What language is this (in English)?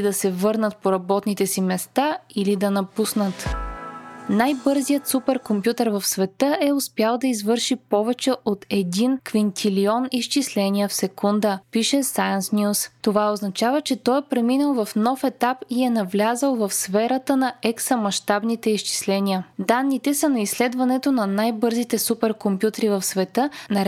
Bulgarian